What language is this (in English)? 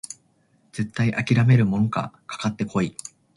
Japanese